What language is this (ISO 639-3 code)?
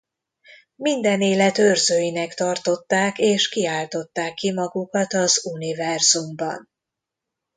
hun